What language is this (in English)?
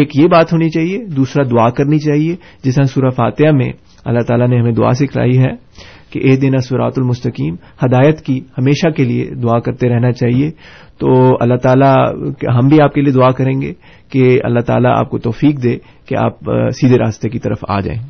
Urdu